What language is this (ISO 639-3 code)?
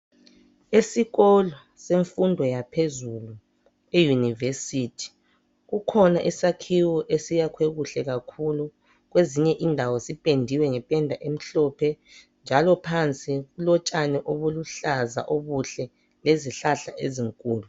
nde